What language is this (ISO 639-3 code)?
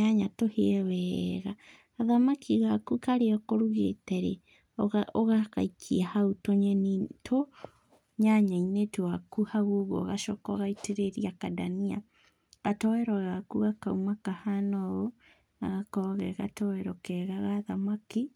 kik